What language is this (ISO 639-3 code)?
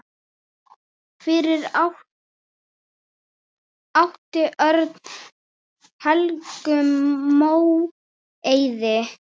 isl